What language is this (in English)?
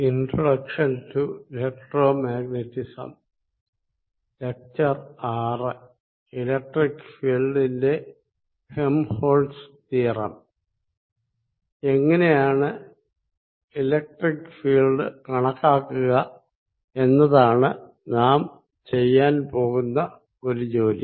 Malayalam